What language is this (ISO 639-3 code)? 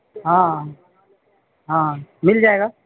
urd